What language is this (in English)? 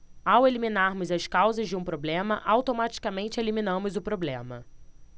Portuguese